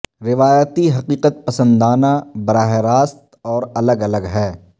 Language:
Urdu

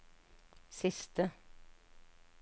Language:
Norwegian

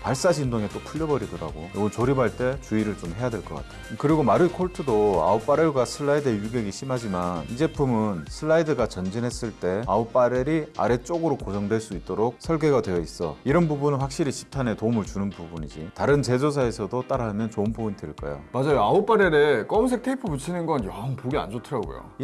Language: Korean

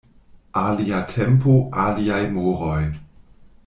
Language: Esperanto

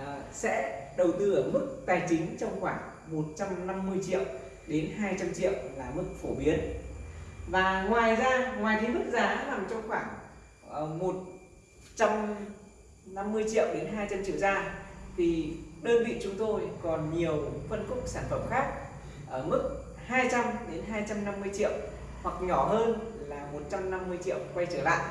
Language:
Vietnamese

